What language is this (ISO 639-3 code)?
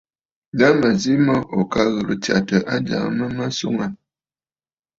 bfd